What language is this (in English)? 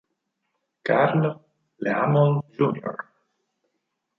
Italian